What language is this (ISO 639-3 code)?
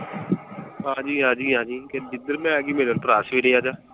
pan